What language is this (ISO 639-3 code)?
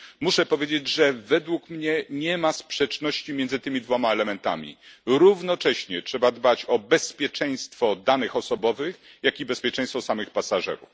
pol